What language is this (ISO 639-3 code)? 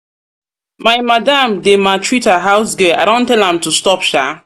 pcm